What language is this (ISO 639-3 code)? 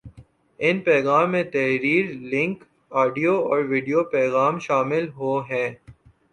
urd